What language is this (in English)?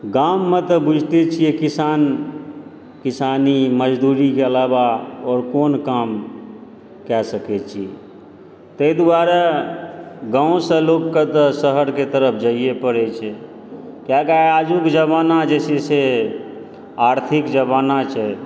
Maithili